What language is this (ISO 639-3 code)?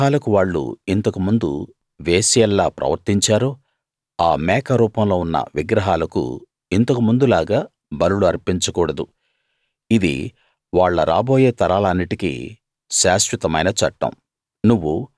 tel